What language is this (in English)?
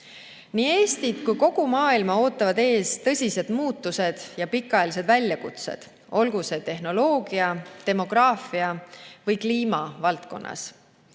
Estonian